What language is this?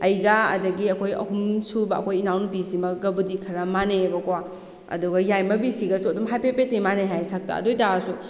Manipuri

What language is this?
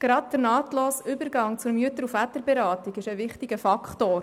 Swiss German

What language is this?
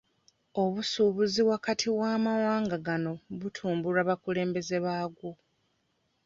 Ganda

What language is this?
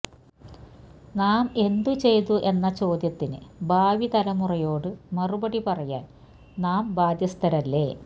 Malayalam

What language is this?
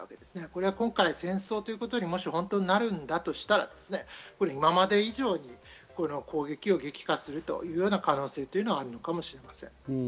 Japanese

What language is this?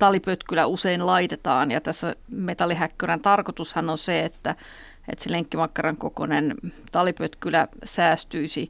Finnish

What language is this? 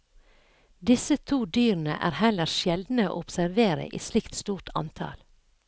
Norwegian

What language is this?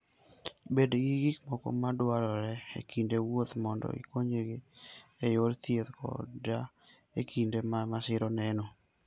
Luo (Kenya and Tanzania)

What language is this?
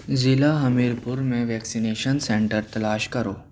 Urdu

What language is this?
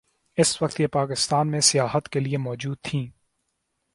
Urdu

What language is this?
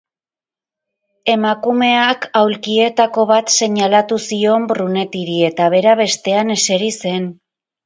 Basque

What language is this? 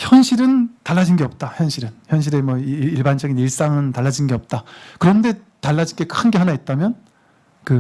Korean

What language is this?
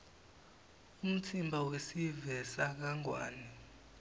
Swati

